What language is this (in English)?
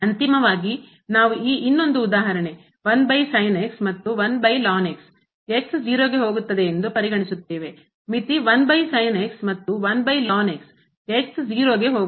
Kannada